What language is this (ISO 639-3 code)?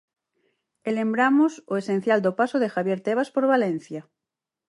glg